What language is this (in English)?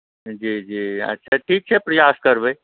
Maithili